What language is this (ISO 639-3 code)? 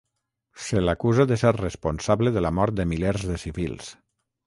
cat